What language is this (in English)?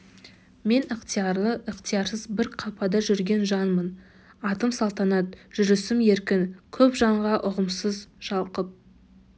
Kazakh